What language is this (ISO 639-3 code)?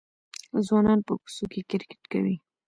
pus